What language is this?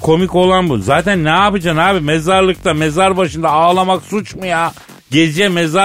Turkish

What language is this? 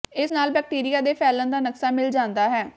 Punjabi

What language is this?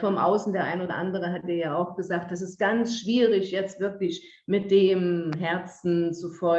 German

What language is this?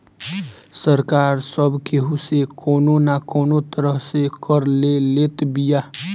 Bhojpuri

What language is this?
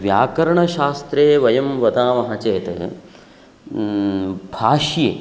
Sanskrit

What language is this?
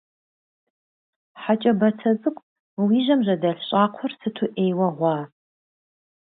Kabardian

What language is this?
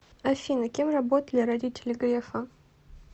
Russian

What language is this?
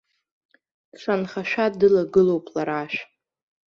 Abkhazian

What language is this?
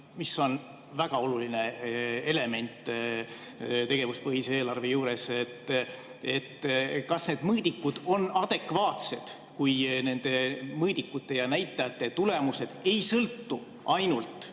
Estonian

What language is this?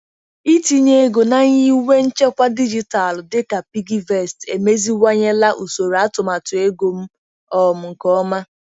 Igbo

